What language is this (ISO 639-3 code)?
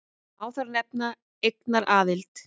isl